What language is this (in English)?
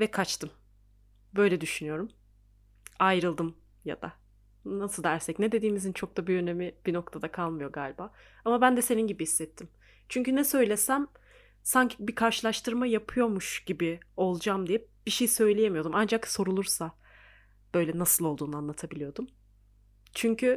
Turkish